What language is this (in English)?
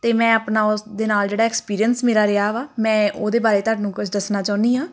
Punjabi